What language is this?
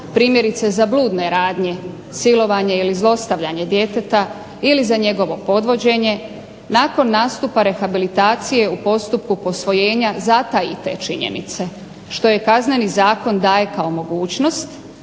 Croatian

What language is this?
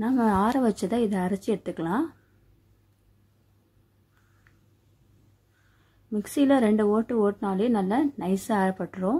Tamil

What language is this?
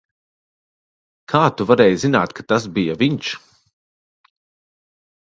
Latvian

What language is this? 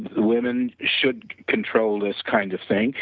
English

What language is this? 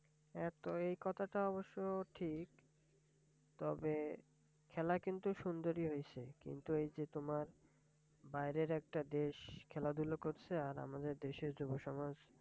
Bangla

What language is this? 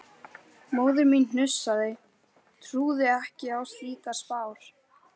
Icelandic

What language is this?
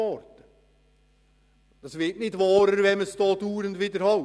Swiss German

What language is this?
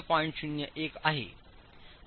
Marathi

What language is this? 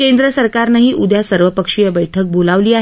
Marathi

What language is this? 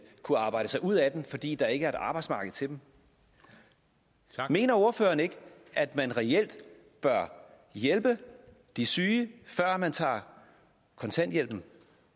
Danish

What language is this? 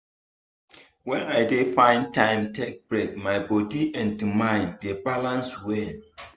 Nigerian Pidgin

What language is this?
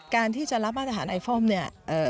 Thai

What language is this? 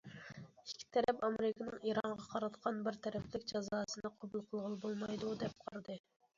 Uyghur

